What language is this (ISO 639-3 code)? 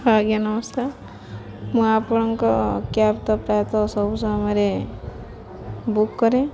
ori